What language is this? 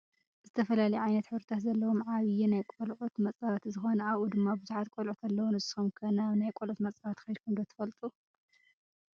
Tigrinya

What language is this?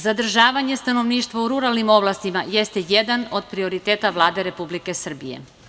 Serbian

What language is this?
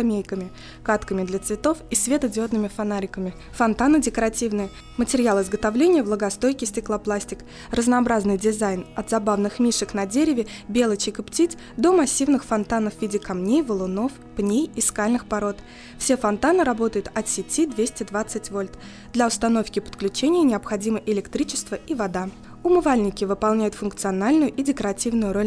Russian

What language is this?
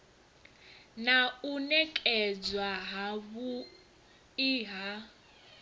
Venda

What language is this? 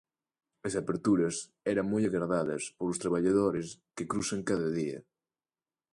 Galician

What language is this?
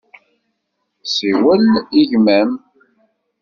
Kabyle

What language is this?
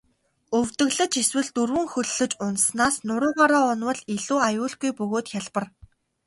Mongolian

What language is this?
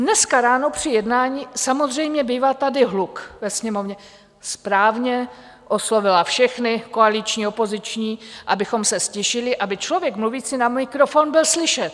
Czech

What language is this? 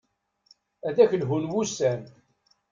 Kabyle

